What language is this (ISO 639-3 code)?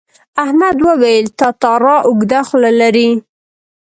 pus